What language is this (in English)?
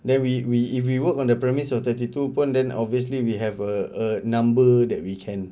English